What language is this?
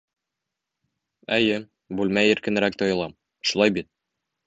Bashkir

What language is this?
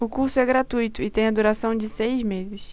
Portuguese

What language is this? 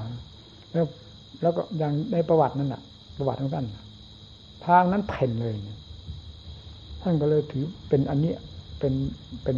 Thai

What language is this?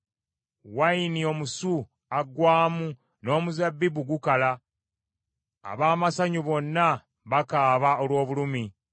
Ganda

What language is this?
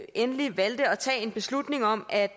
Danish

